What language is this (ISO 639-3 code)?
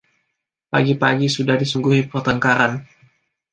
ind